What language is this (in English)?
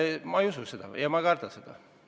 Estonian